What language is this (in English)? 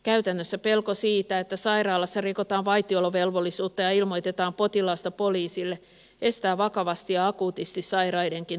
Finnish